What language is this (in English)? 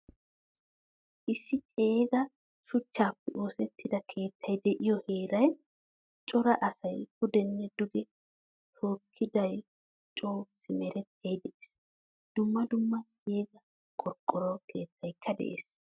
Wolaytta